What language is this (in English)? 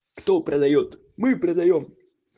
Russian